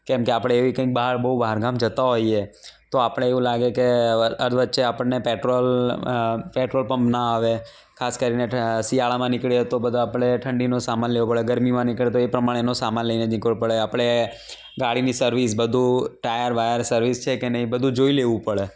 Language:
Gujarati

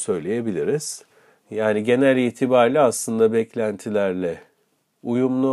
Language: Turkish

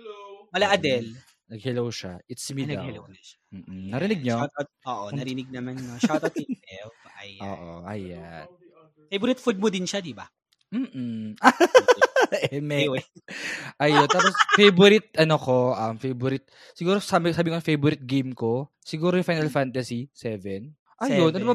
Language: Filipino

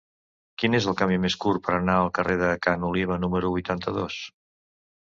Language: Catalan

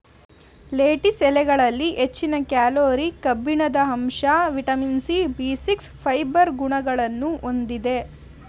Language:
Kannada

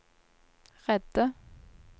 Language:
Norwegian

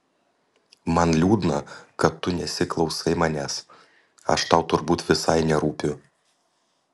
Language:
Lithuanian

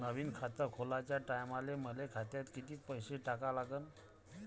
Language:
Marathi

